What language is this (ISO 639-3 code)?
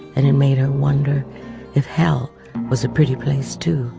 eng